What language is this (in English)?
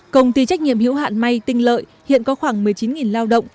Vietnamese